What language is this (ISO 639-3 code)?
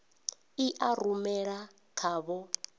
ven